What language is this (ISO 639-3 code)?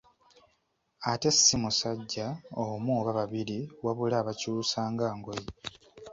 lug